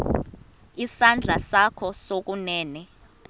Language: Xhosa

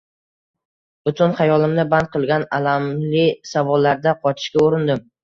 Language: Uzbek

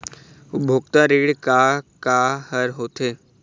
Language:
Chhattisgarhi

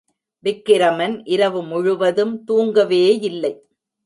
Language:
Tamil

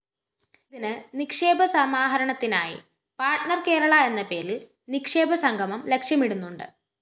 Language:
Malayalam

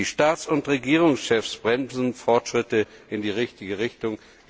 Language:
German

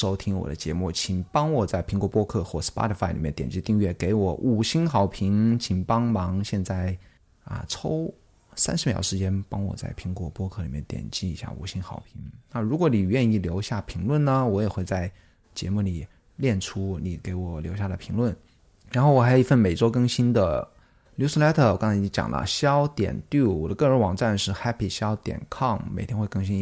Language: Chinese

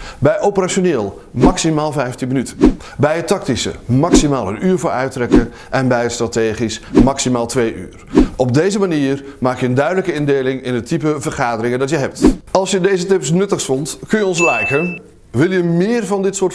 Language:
Dutch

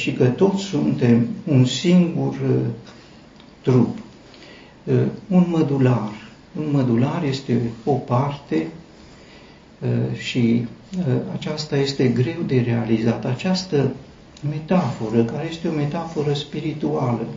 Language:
Romanian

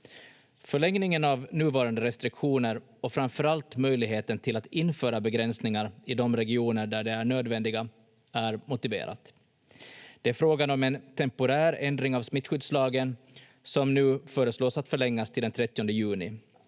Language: Finnish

